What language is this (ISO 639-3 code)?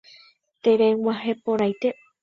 grn